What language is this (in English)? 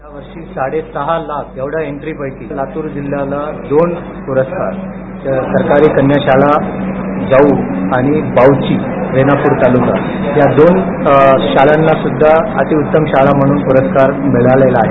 Marathi